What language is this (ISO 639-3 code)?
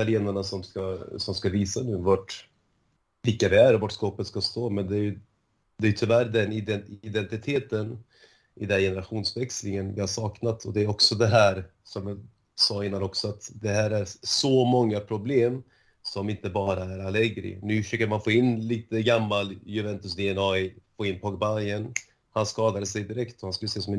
swe